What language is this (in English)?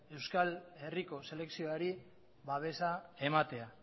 Basque